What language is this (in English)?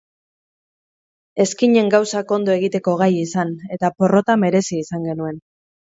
Basque